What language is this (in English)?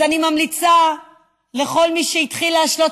Hebrew